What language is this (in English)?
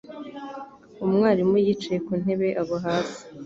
Kinyarwanda